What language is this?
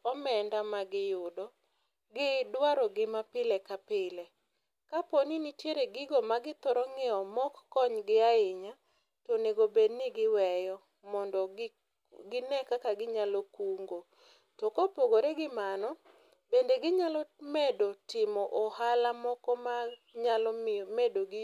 Luo (Kenya and Tanzania)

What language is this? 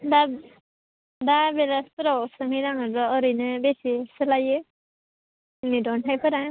Bodo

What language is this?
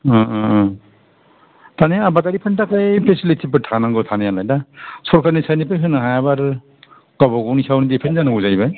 Bodo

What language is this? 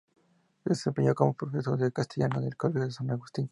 Spanish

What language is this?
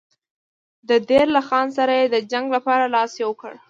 Pashto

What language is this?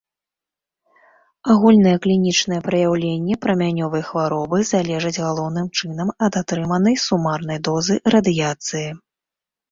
Belarusian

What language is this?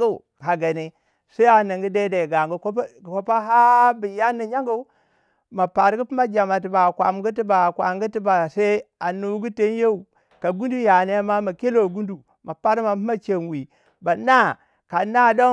Waja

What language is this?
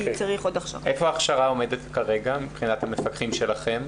Hebrew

